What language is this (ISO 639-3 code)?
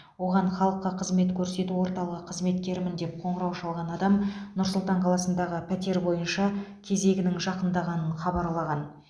kaz